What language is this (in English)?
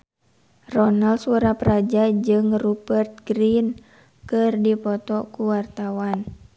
Sundanese